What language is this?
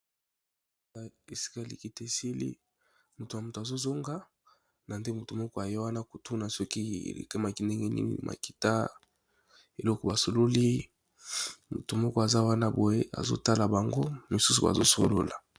Lingala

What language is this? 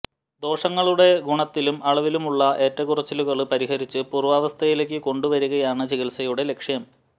Malayalam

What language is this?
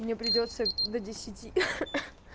Russian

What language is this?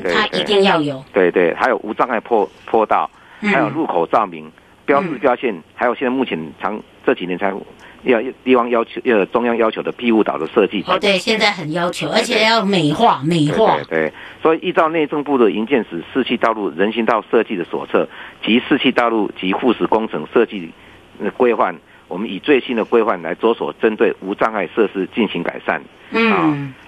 Chinese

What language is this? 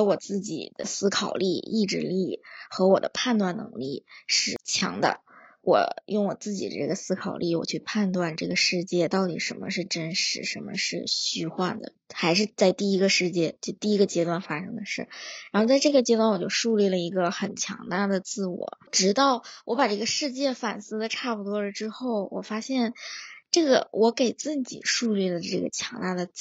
Chinese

